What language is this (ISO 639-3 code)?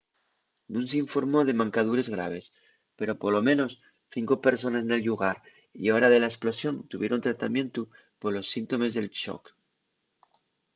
ast